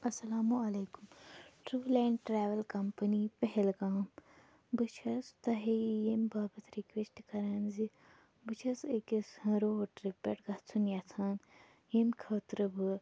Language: Kashmiri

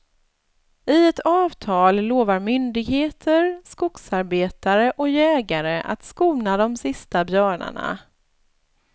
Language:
Swedish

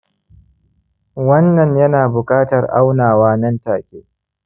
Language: Hausa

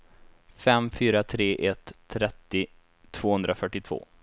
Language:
Swedish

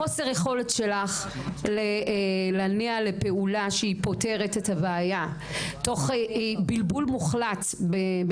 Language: Hebrew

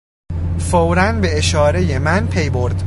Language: Persian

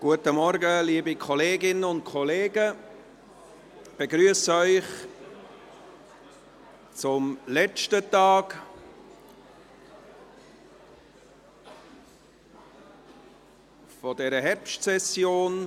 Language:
Swiss German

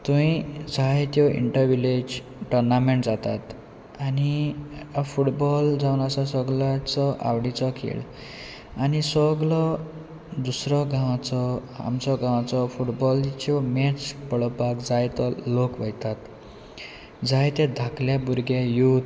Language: Konkani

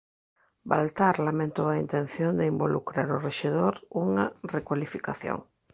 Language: Galician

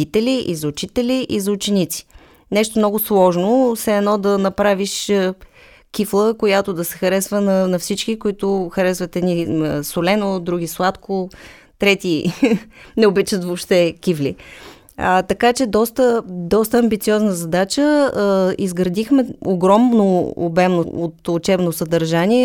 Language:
Bulgarian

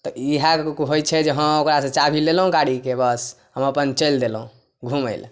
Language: Maithili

